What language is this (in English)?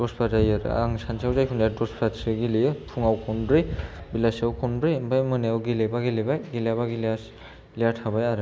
Bodo